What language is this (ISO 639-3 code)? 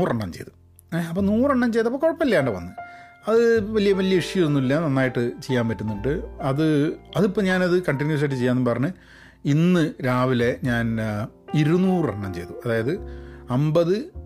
mal